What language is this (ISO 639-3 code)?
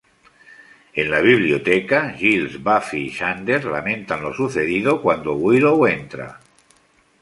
spa